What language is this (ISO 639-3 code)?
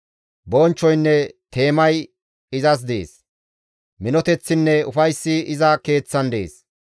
gmv